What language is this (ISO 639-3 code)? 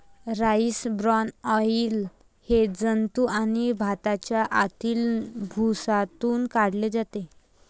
mar